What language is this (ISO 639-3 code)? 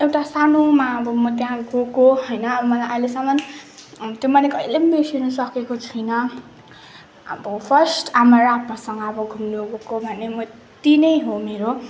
nep